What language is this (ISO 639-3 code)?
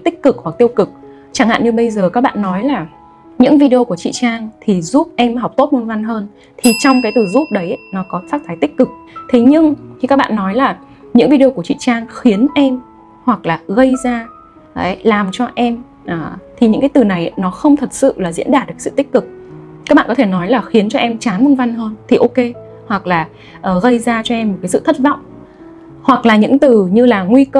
vie